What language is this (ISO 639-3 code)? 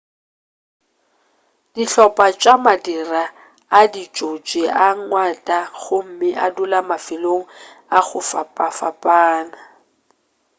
nso